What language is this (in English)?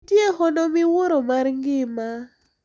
Luo (Kenya and Tanzania)